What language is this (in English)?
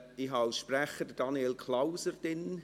Swiss German